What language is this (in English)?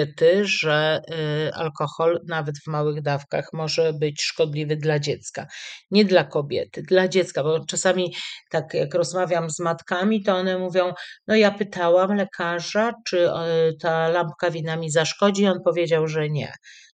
Polish